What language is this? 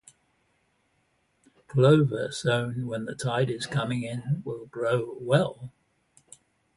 English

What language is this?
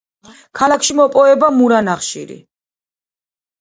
Georgian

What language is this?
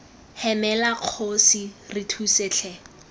Tswana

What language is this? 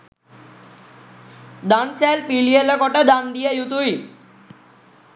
Sinhala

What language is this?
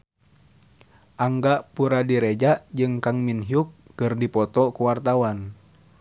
Sundanese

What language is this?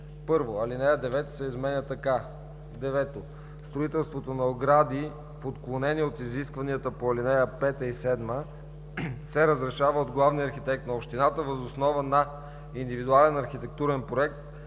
Bulgarian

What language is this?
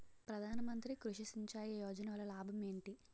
Telugu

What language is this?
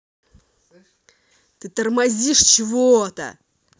Russian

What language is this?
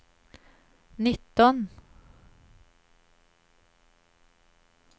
Swedish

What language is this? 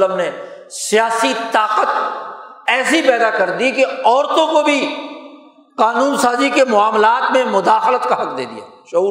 Urdu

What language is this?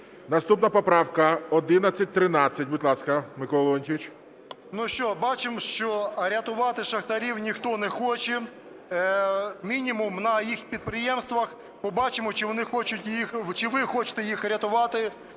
Ukrainian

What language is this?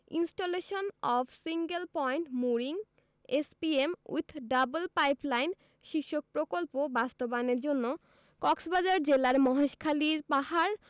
Bangla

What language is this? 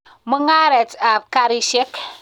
Kalenjin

